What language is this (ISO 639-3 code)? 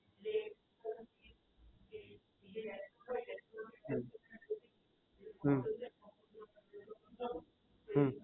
guj